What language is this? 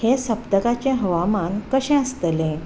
Konkani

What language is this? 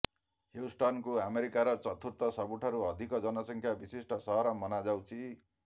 Odia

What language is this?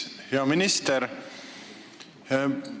Estonian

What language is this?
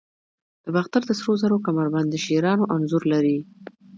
Pashto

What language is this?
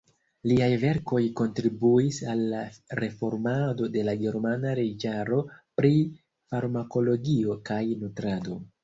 Esperanto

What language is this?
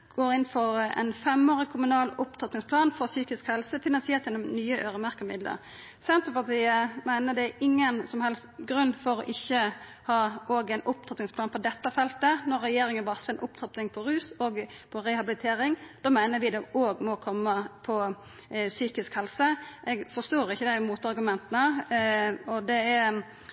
Norwegian Nynorsk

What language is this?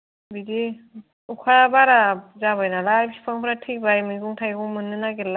Bodo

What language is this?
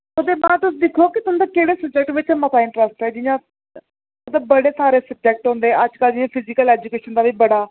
Dogri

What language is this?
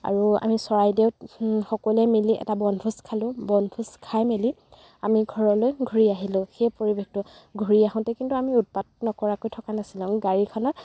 Assamese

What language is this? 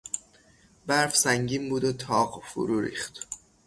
Persian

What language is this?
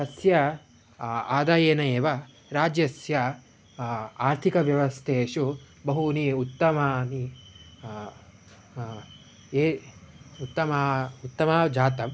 Sanskrit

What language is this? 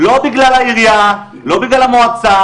Hebrew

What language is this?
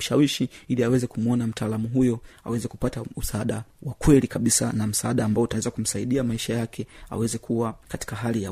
Swahili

